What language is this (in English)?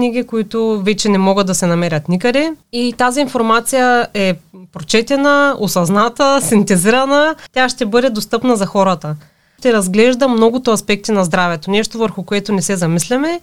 Bulgarian